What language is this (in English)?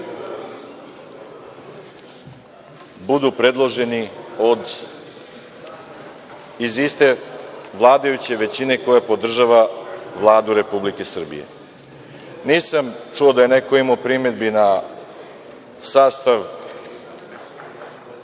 Serbian